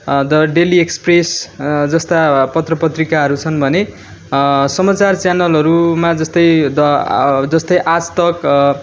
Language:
Nepali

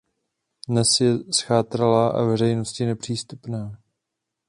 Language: Czech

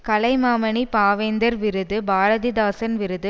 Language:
Tamil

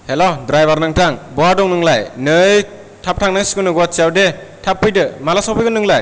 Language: Bodo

